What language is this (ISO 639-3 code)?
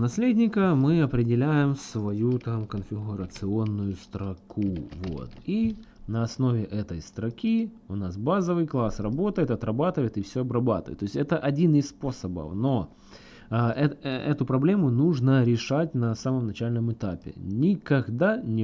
rus